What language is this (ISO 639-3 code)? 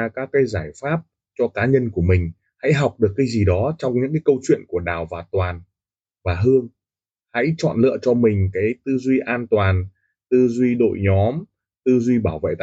vie